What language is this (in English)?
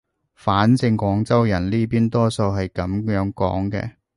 Cantonese